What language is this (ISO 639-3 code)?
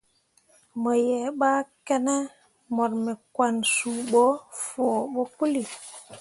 mua